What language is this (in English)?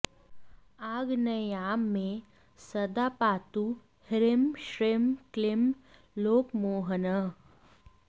Sanskrit